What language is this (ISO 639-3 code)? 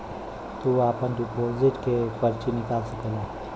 bho